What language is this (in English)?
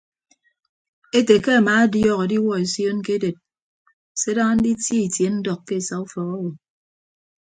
Ibibio